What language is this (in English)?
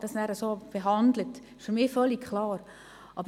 Swiss German